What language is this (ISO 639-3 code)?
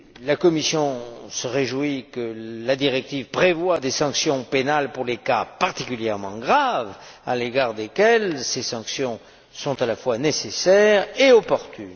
fra